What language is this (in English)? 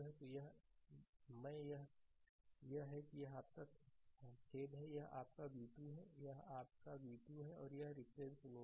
Hindi